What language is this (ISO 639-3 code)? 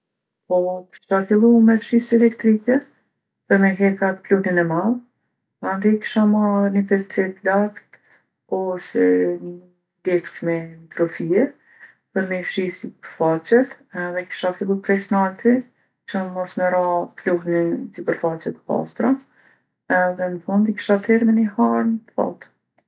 aln